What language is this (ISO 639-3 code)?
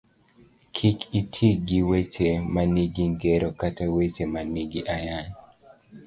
luo